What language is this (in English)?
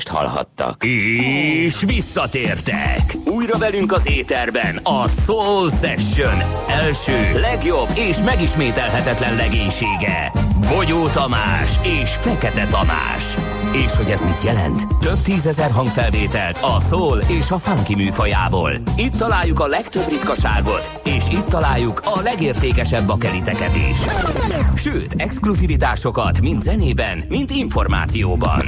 Hungarian